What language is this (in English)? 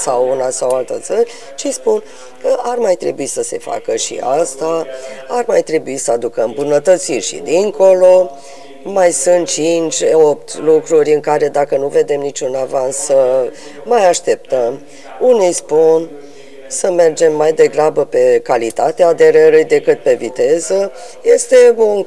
Romanian